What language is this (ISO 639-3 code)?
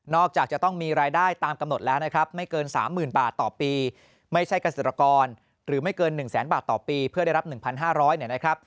tha